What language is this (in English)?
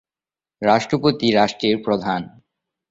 Bangla